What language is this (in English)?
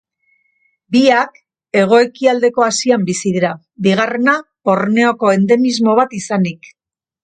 Basque